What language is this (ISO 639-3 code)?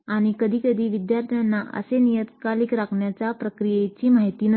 mar